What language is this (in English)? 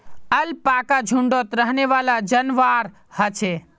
Magahi